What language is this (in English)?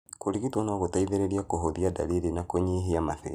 Kikuyu